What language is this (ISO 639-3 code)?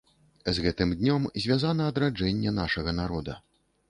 bel